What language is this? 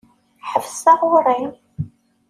Kabyle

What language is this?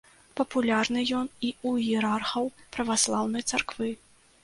Belarusian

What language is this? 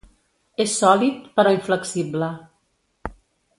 Catalan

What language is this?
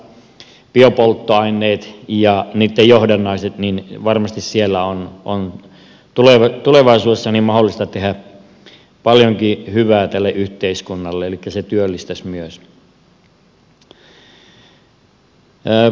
Finnish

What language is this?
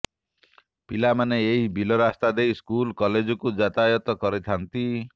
Odia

